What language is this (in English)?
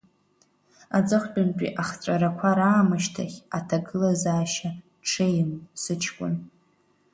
Abkhazian